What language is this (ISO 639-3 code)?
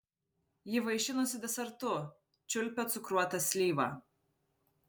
lit